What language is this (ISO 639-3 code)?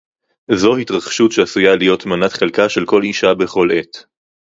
heb